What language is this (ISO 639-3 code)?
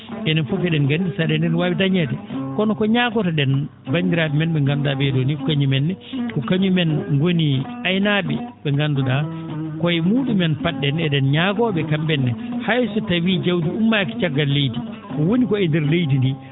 ful